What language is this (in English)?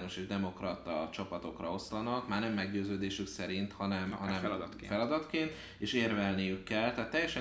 Hungarian